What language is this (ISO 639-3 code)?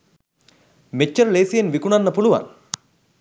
sin